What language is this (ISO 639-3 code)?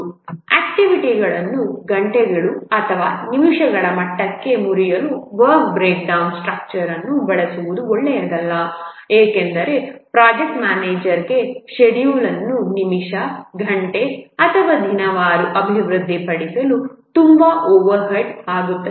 kan